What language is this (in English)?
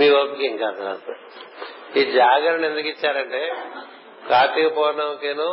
Telugu